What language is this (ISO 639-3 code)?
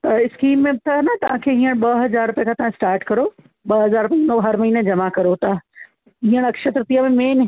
snd